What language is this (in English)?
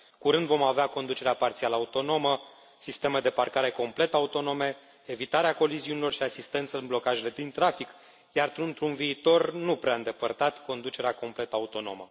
Romanian